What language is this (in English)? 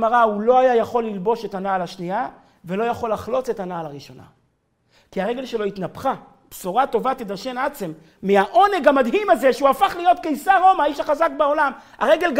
Hebrew